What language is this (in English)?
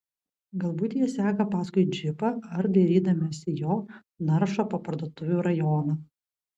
Lithuanian